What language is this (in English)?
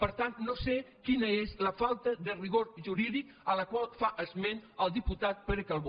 Catalan